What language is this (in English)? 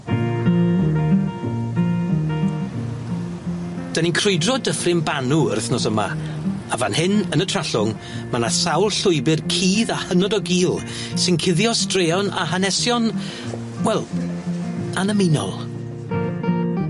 Welsh